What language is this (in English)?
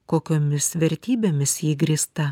Lithuanian